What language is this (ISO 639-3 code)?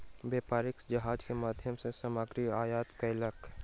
mai